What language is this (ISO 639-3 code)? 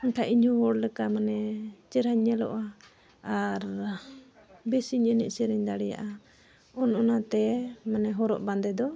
sat